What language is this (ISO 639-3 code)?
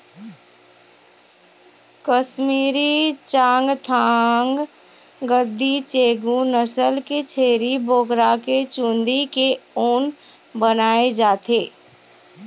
hne